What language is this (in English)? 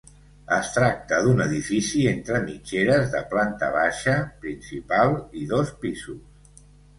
Catalan